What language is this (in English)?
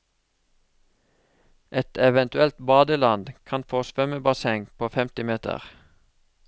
Norwegian